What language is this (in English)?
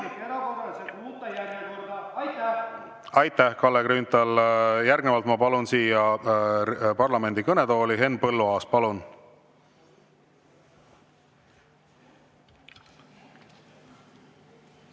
Estonian